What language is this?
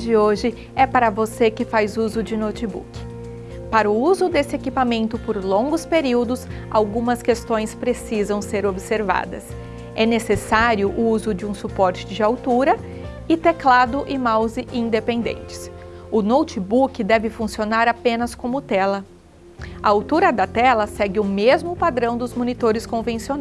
Portuguese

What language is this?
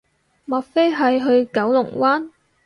Cantonese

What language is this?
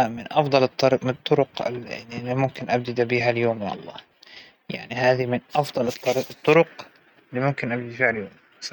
Hijazi Arabic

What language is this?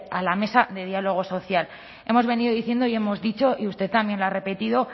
Spanish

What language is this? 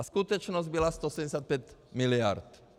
Czech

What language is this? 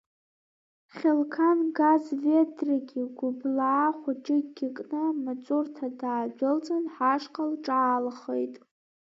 Abkhazian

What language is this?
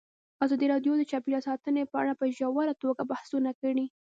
Pashto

